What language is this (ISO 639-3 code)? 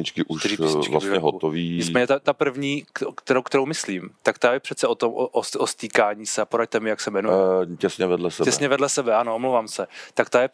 ces